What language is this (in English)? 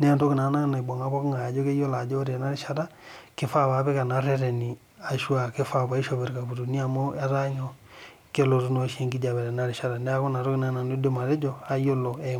Masai